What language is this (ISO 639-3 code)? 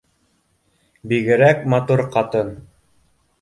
bak